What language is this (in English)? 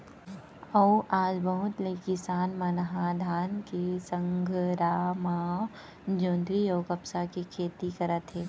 Chhattisgarhi